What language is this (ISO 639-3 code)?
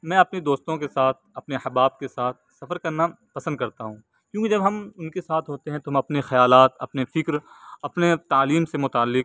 urd